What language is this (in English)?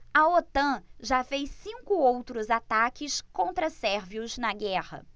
Portuguese